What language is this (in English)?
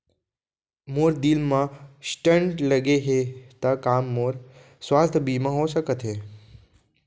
Chhattisgarhi